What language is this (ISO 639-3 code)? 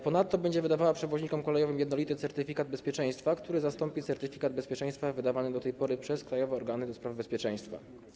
pol